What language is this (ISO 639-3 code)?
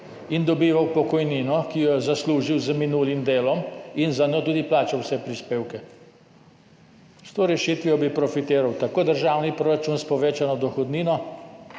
slv